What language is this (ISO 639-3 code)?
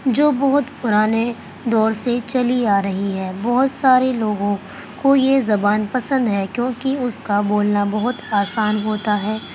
urd